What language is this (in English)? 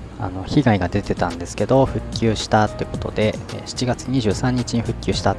Japanese